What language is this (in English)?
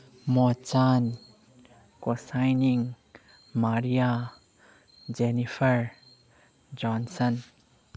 Manipuri